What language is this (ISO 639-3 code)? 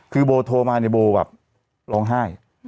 tha